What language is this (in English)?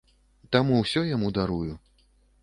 Belarusian